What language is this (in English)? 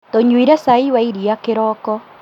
Kikuyu